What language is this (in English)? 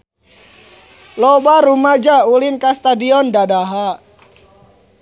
Sundanese